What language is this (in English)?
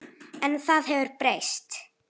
Icelandic